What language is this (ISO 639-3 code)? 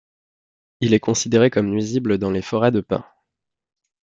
fra